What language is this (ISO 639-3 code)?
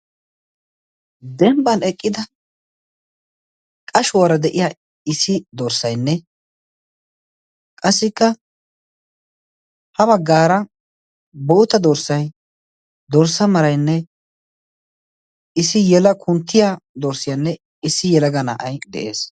wal